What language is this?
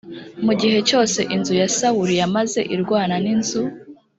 Kinyarwanda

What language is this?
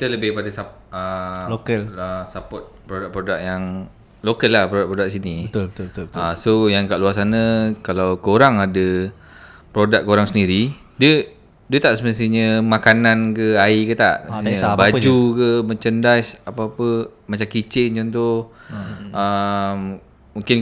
Malay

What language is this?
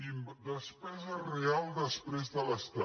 Catalan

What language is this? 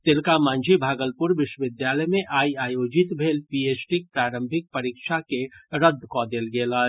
Maithili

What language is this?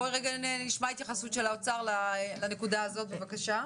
Hebrew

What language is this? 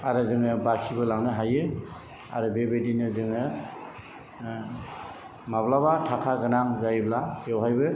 Bodo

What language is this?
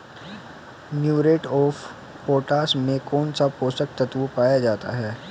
Hindi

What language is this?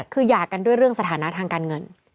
Thai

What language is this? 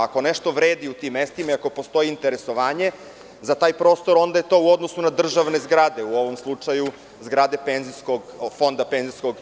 Serbian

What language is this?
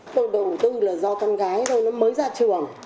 Vietnamese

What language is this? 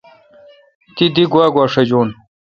Kalkoti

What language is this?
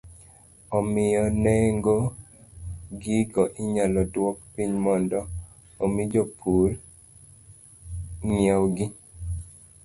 Luo (Kenya and Tanzania)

